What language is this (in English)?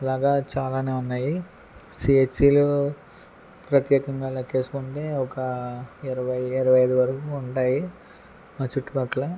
Telugu